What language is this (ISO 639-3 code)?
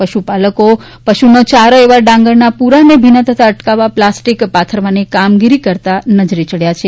guj